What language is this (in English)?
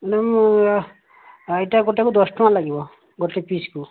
Odia